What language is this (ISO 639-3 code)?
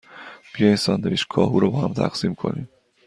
fas